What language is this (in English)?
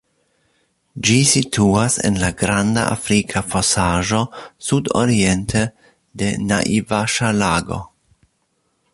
Esperanto